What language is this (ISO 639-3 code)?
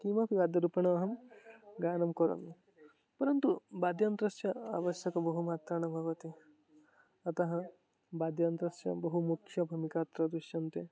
san